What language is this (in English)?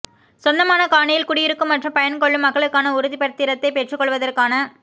Tamil